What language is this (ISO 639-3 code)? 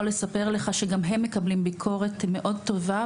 heb